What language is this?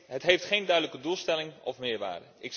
Dutch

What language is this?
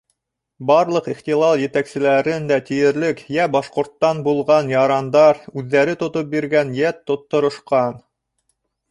Bashkir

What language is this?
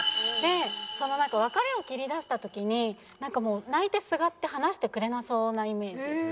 Japanese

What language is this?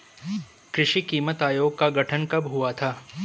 Hindi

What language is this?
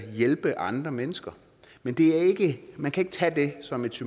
Danish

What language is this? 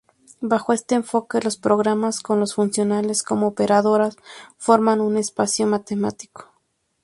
Spanish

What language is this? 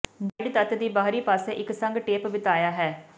Punjabi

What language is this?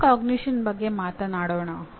Kannada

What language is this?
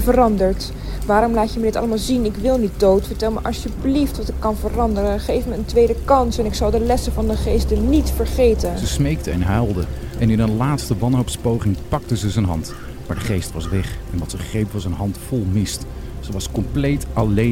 Dutch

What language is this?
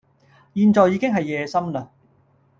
Cantonese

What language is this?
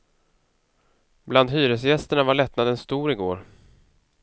Swedish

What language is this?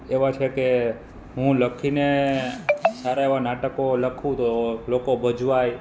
Gujarati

